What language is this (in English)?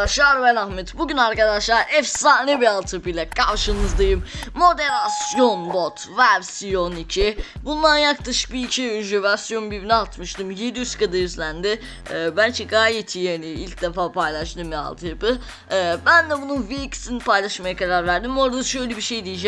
Turkish